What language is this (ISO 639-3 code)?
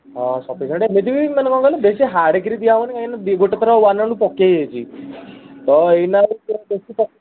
ori